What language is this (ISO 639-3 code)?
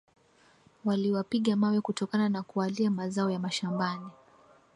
swa